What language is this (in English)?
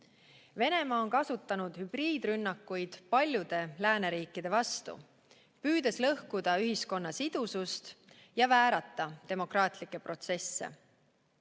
Estonian